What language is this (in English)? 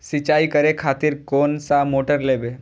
Maithili